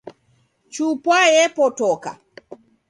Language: Taita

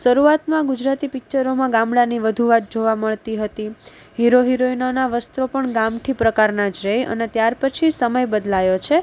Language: Gujarati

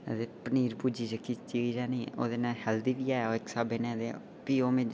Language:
Dogri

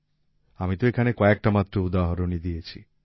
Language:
Bangla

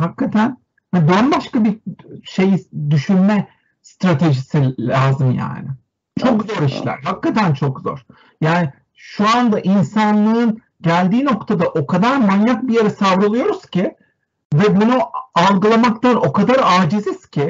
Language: Turkish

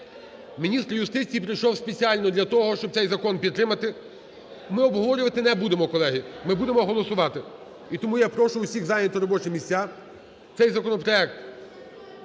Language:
Ukrainian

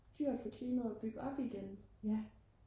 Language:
Danish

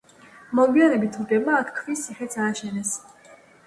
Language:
Georgian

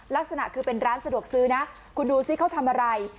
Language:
Thai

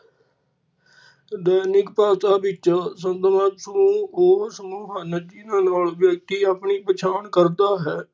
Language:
Punjabi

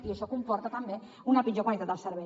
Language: Catalan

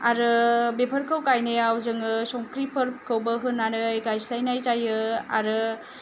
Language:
Bodo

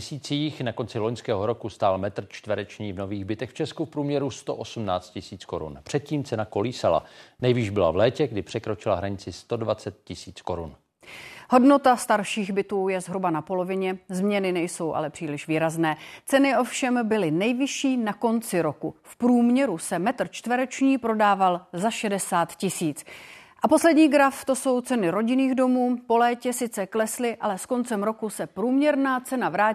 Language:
Czech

